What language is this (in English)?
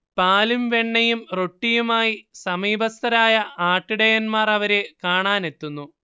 Malayalam